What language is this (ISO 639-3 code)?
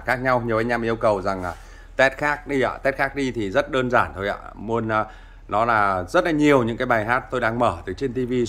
vie